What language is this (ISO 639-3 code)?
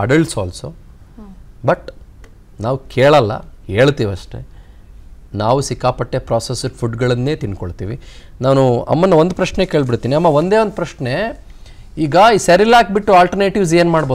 kan